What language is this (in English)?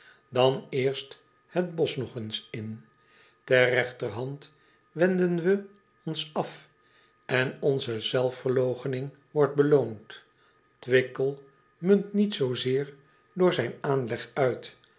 Dutch